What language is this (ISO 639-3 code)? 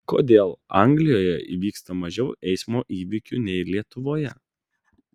lit